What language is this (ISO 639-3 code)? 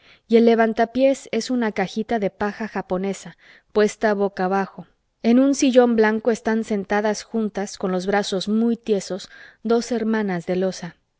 spa